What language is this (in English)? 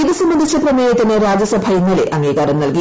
Malayalam